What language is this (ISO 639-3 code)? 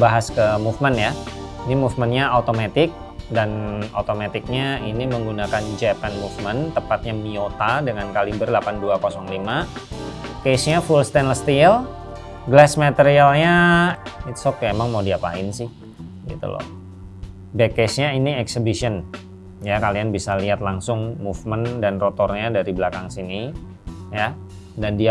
ind